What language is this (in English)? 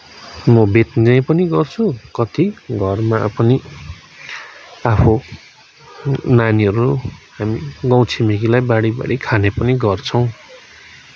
Nepali